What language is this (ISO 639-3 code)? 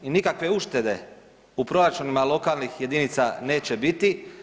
hrv